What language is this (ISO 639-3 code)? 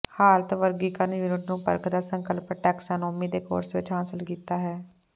pan